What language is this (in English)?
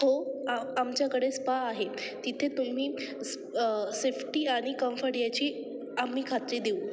Marathi